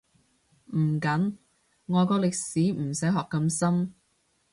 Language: Cantonese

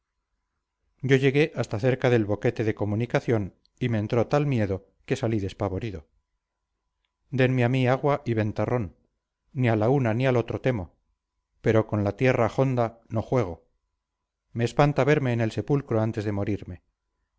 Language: Spanish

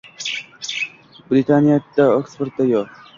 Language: Uzbek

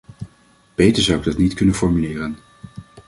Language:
Dutch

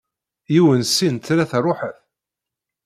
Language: Kabyle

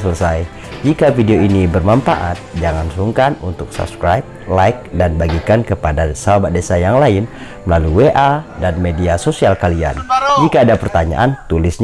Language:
Indonesian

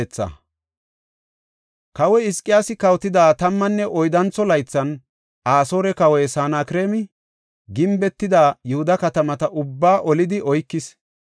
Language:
Gofa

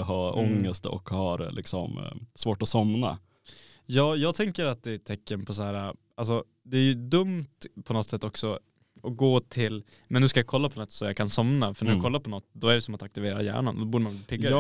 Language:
Swedish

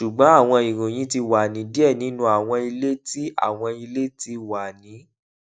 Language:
Yoruba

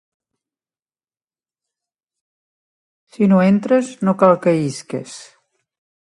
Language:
Catalan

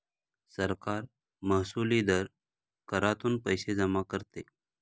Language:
Marathi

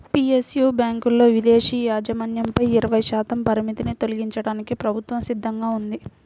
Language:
Telugu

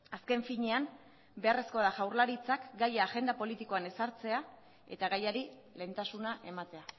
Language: Basque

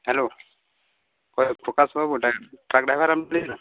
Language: Santali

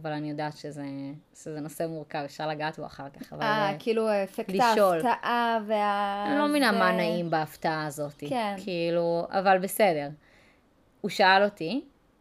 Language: Hebrew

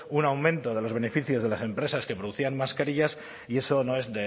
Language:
Spanish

